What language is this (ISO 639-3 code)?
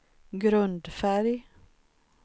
swe